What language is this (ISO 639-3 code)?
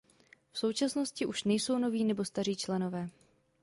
ces